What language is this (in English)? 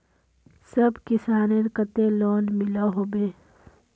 Magahi